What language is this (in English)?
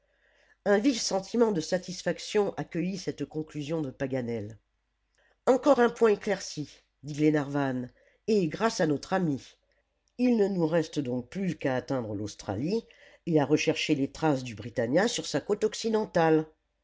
French